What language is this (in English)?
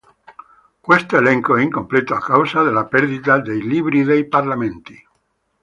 Italian